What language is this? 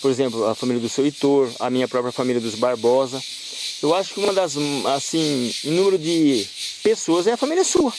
Portuguese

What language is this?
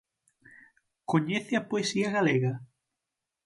Galician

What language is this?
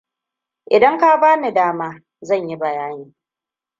Hausa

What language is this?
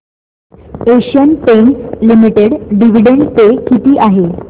Marathi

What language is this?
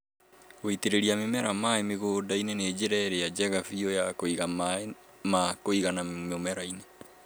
Kikuyu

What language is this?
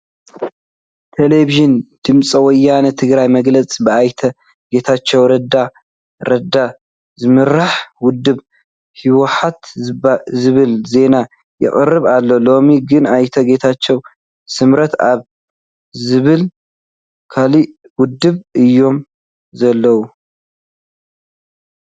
Tigrinya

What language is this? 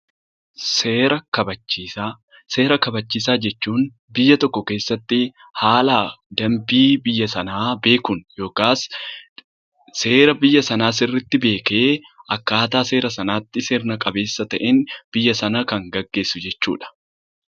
Oromo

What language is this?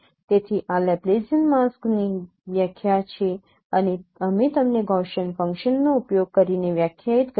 Gujarati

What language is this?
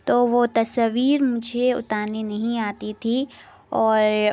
Urdu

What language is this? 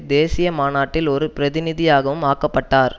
Tamil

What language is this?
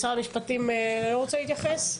Hebrew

